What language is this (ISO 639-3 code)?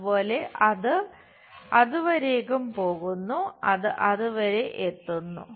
mal